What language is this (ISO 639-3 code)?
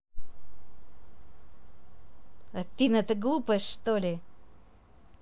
rus